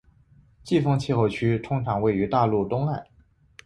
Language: Chinese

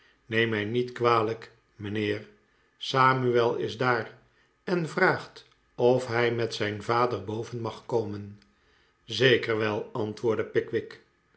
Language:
Dutch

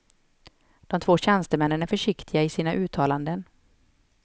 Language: Swedish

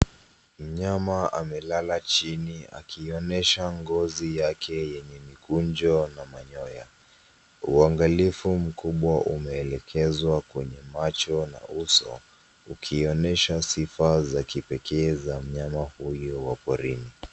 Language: Swahili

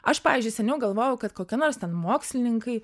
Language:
Lithuanian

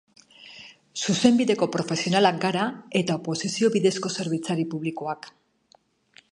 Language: Basque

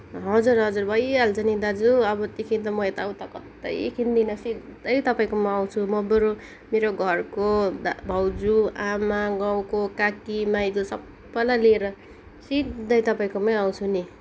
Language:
Nepali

